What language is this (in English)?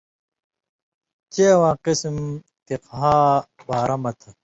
Indus Kohistani